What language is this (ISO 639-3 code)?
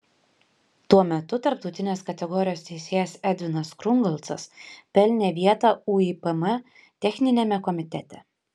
lit